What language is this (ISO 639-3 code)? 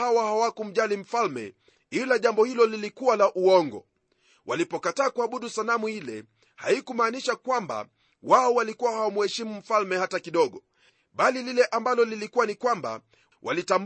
swa